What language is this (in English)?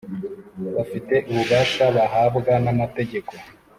Kinyarwanda